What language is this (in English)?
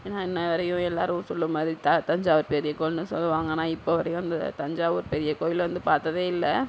Tamil